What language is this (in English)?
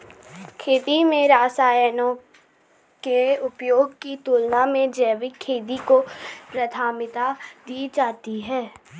Hindi